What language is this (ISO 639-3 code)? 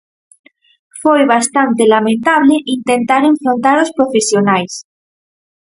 glg